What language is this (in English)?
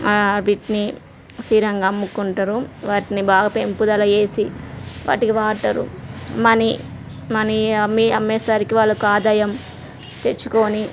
Telugu